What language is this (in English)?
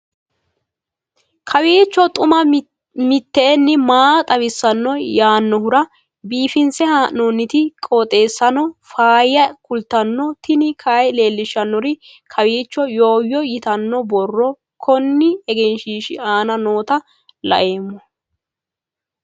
Sidamo